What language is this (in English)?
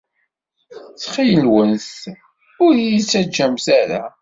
Kabyle